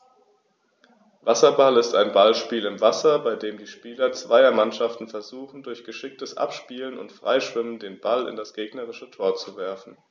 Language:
German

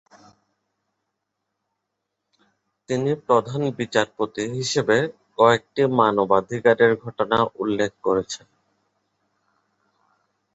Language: Bangla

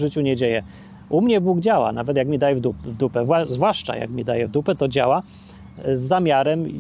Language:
Polish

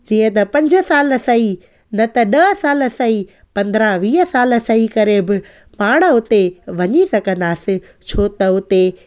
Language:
Sindhi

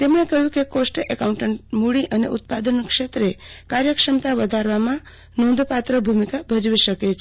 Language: Gujarati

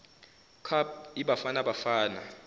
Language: Zulu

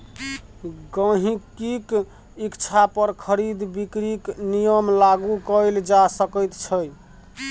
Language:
Maithili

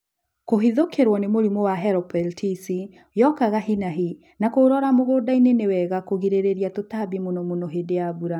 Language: Kikuyu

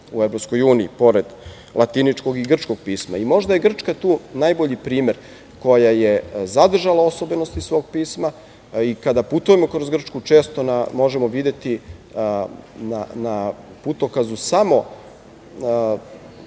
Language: Serbian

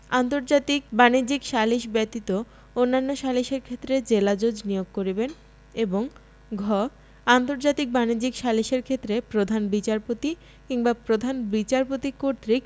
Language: Bangla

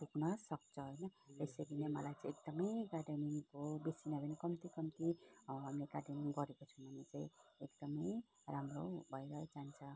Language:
Nepali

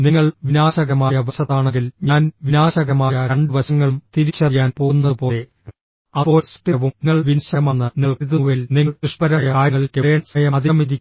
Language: Malayalam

